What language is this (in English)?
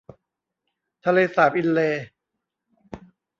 Thai